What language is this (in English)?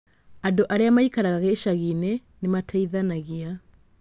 Kikuyu